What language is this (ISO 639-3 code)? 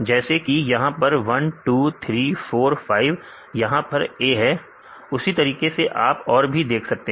hin